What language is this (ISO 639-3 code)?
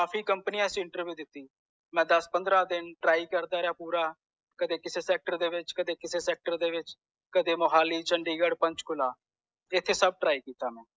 pan